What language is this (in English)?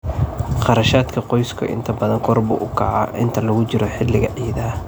Somali